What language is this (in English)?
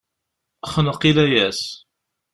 Kabyle